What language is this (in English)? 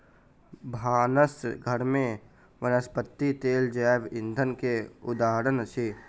Maithili